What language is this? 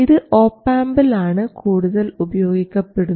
Malayalam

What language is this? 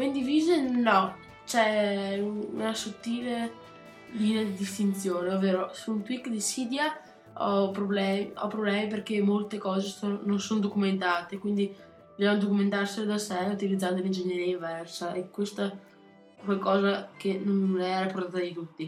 Italian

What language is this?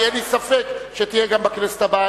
Hebrew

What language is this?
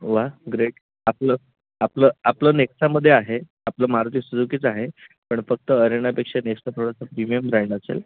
Marathi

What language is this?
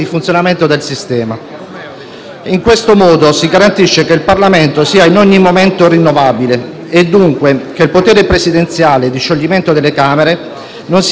Italian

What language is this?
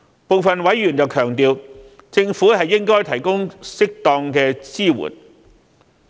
Cantonese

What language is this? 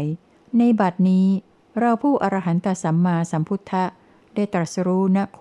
Thai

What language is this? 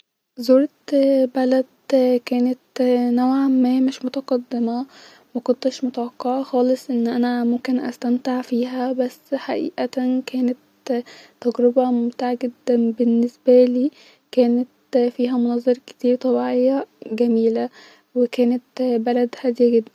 Egyptian Arabic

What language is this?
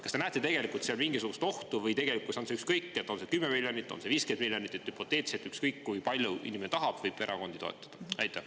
Estonian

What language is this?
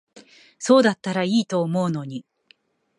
Japanese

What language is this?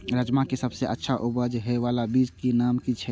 Maithili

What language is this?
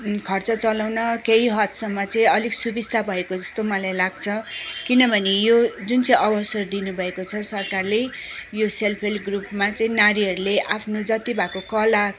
Nepali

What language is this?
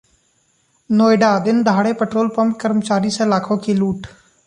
Hindi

